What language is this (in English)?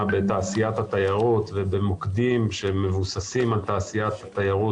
Hebrew